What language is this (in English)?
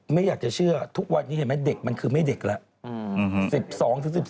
Thai